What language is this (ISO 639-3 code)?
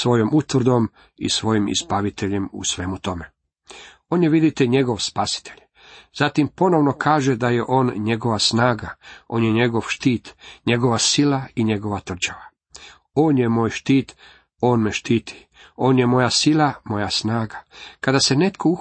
hrv